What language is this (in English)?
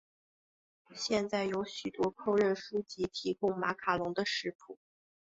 Chinese